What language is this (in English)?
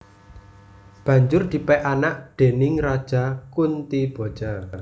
Javanese